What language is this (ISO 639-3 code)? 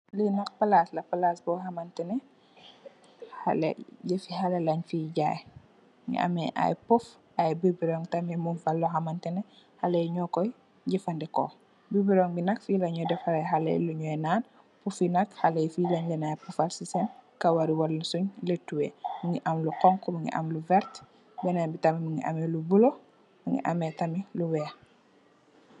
wol